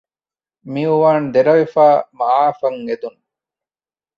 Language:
Divehi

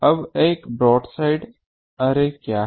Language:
Hindi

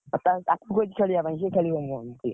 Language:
Odia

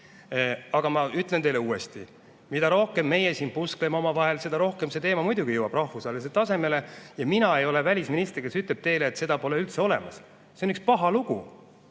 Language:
Estonian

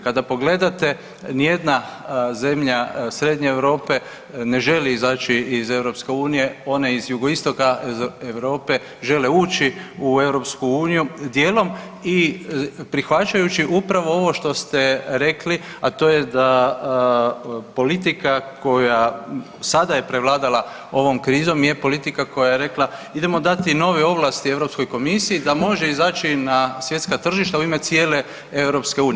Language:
Croatian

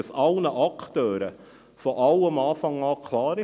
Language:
Swiss German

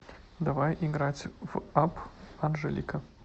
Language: Russian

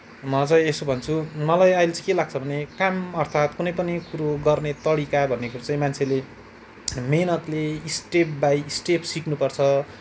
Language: Nepali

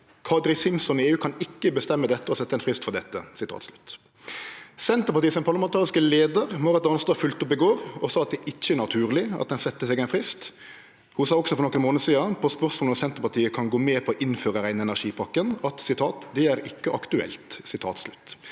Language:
Norwegian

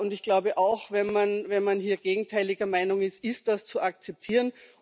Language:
German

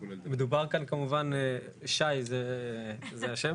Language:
Hebrew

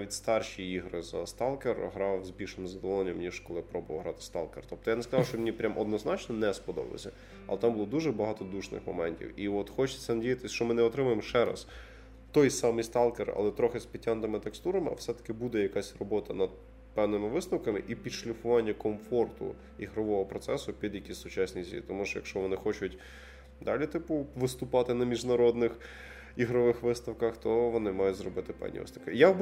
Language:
Ukrainian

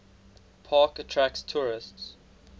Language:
English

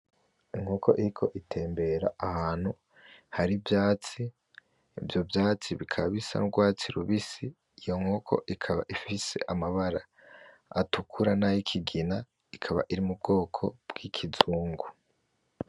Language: Rundi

